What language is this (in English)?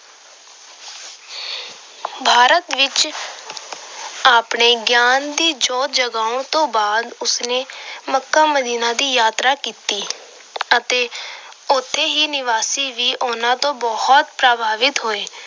Punjabi